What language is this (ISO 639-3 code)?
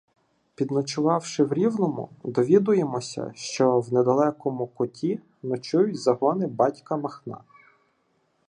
ukr